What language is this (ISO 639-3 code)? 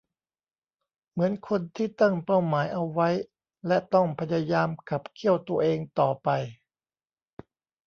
tha